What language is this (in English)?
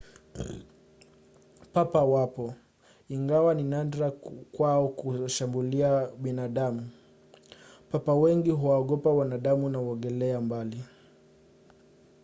Swahili